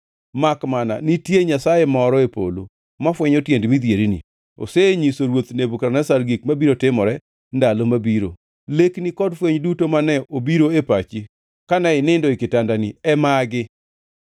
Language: Luo (Kenya and Tanzania)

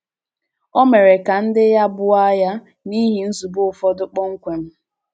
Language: Igbo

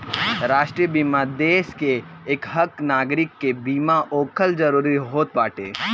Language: Bhojpuri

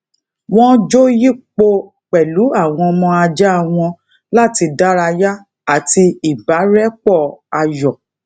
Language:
Yoruba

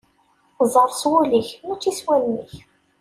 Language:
Kabyle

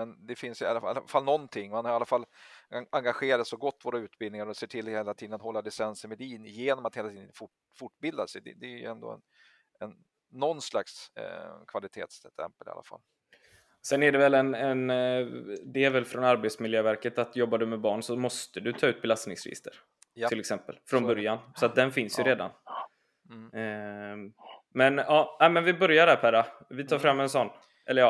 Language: Swedish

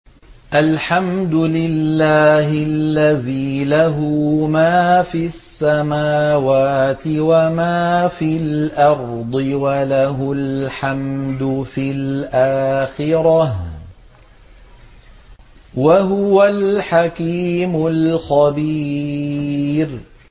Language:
Arabic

